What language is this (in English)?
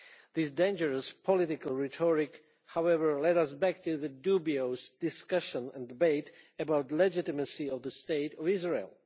English